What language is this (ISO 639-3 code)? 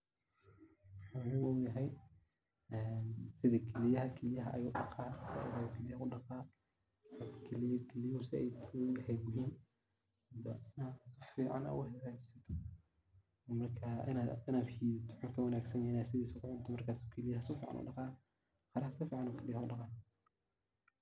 som